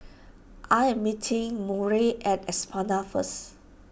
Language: English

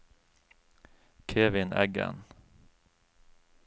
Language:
Norwegian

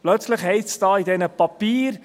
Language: Swiss German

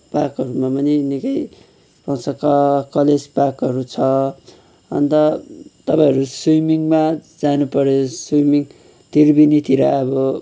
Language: Nepali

